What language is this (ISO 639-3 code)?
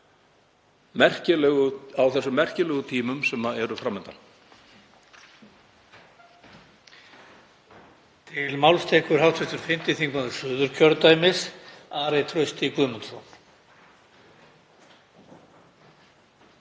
isl